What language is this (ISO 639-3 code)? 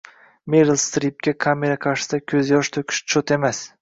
uzb